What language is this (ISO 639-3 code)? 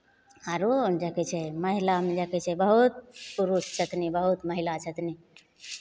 mai